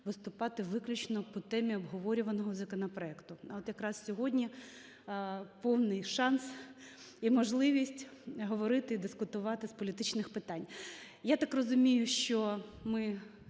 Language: Ukrainian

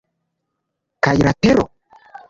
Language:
Esperanto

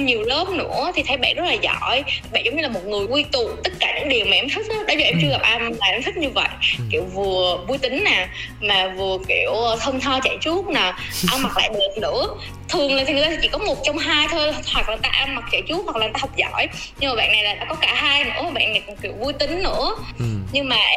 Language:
Vietnamese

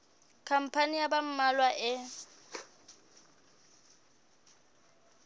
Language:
Southern Sotho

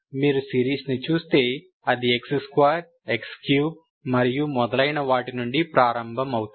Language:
Telugu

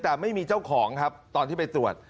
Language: Thai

